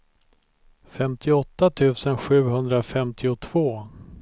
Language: Swedish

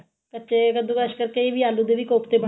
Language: Punjabi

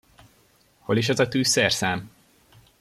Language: Hungarian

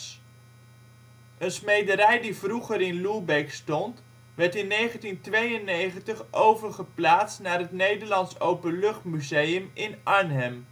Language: Dutch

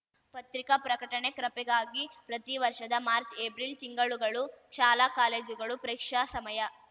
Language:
Kannada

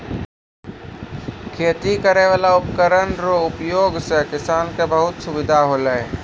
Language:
Maithili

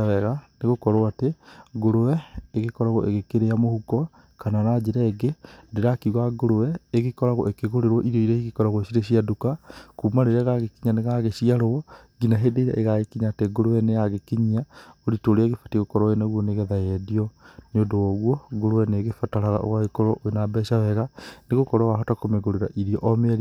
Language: Kikuyu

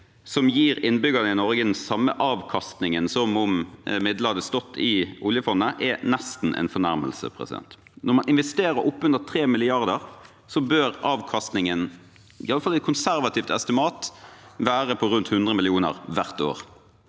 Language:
Norwegian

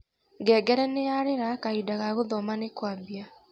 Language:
Kikuyu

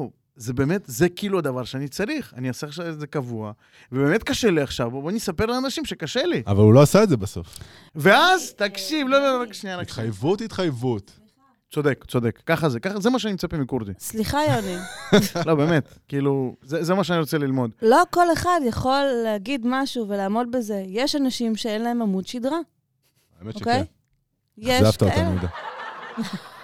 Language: Hebrew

